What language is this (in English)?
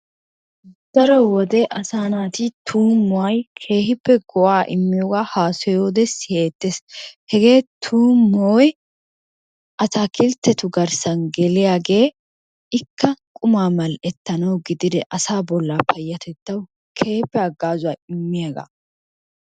Wolaytta